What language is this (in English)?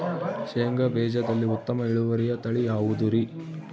Kannada